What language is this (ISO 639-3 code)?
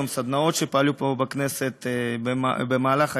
heb